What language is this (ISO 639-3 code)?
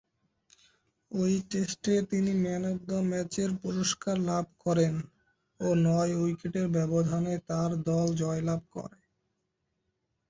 ben